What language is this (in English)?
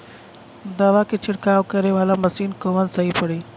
Bhojpuri